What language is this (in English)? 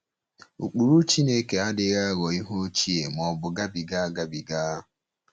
Igbo